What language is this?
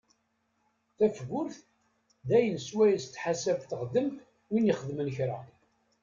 Kabyle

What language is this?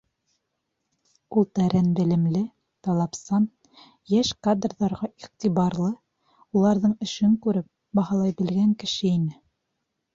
Bashkir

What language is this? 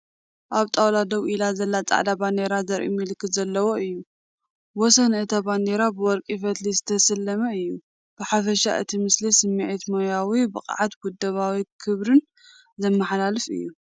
Tigrinya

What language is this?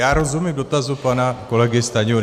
Czech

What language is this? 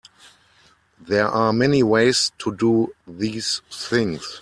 English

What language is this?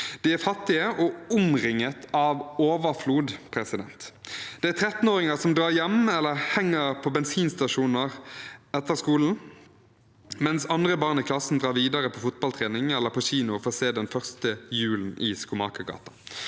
Norwegian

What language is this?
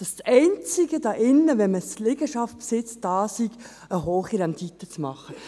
Swiss German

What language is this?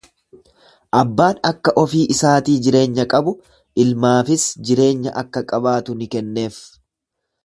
Oromo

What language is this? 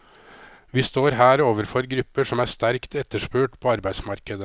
Norwegian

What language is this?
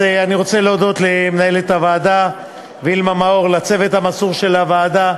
Hebrew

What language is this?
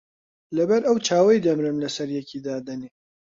Central Kurdish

